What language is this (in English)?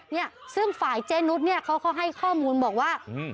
Thai